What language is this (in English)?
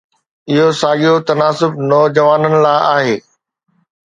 Sindhi